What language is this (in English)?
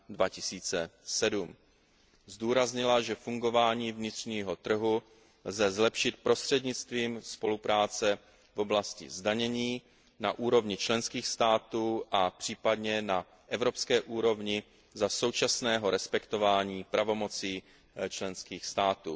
Czech